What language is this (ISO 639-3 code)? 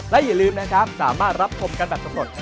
tha